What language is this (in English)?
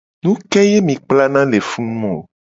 Gen